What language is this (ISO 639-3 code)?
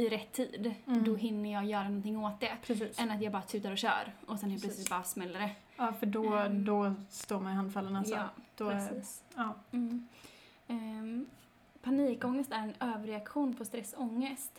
swe